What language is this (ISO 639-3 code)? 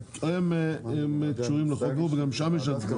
heb